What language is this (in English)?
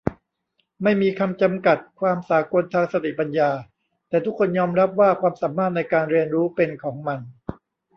Thai